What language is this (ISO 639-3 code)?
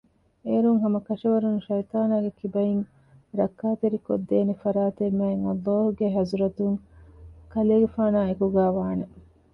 div